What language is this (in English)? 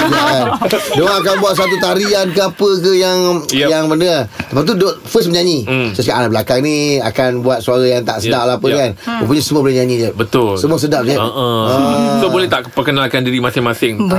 Malay